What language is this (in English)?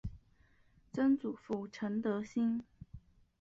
Chinese